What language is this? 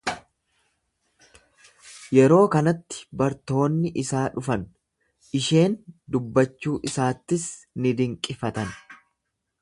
Oromo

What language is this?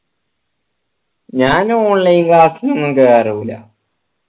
Malayalam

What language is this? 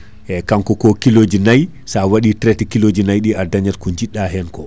Fula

